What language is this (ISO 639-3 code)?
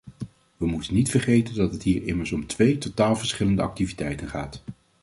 nld